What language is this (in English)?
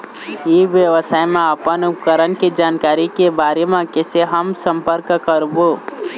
Chhattisgarhi